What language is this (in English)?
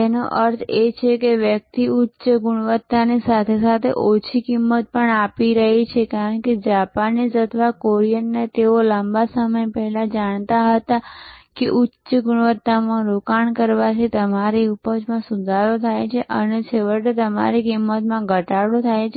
Gujarati